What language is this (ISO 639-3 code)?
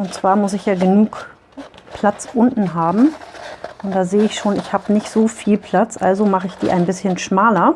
deu